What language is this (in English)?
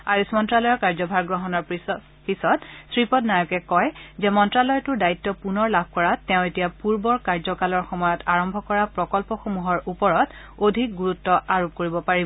Assamese